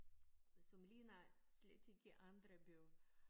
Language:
Danish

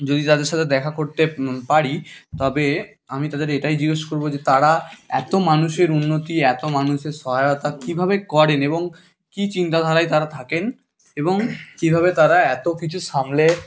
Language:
Bangla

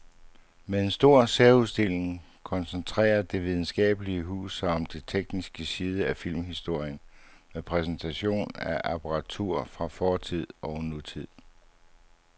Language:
Danish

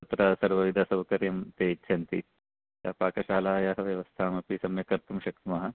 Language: Sanskrit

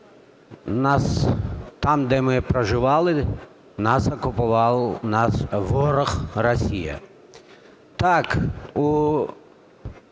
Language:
Ukrainian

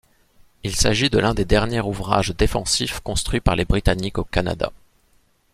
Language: French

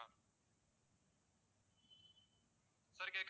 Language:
Tamil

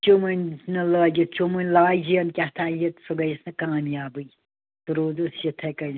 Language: Kashmiri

